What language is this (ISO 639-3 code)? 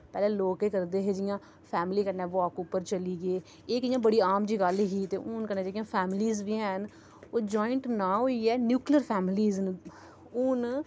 doi